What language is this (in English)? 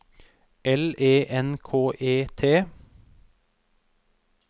Norwegian